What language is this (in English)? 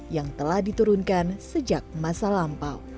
Indonesian